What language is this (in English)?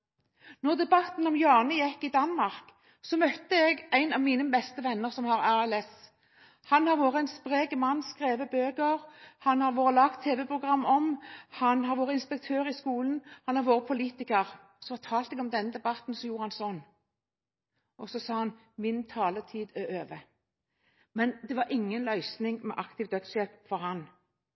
Norwegian Bokmål